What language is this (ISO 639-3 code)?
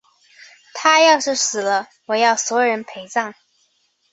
zho